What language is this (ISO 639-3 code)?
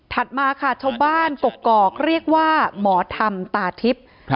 tha